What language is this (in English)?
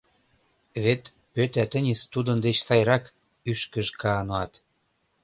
Mari